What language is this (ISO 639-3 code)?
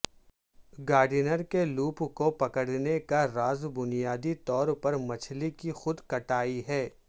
urd